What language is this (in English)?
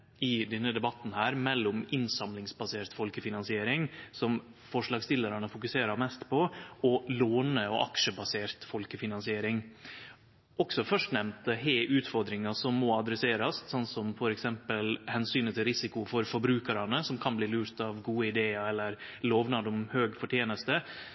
Norwegian Nynorsk